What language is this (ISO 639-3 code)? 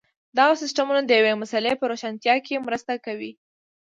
pus